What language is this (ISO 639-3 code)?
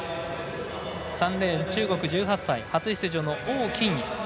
jpn